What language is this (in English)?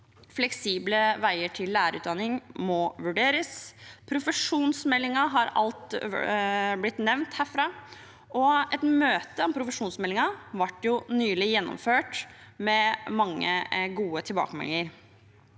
Norwegian